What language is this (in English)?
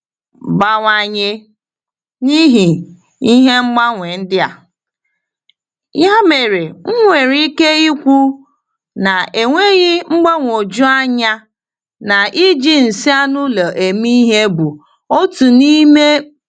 Igbo